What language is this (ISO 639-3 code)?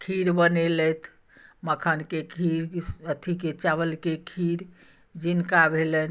mai